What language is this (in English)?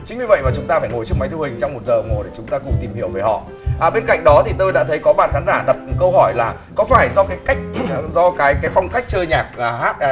Vietnamese